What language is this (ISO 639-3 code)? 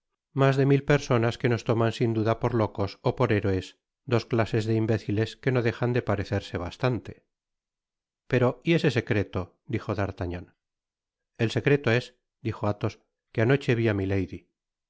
spa